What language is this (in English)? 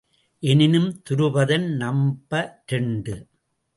Tamil